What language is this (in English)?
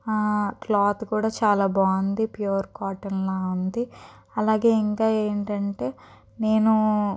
Telugu